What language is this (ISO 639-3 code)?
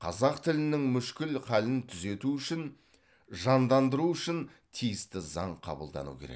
kaz